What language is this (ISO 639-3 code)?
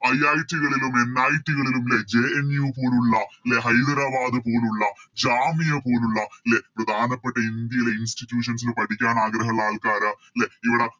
mal